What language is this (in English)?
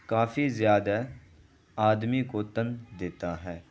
Urdu